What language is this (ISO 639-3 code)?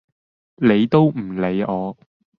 yue